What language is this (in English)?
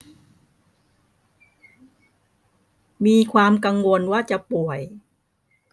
Thai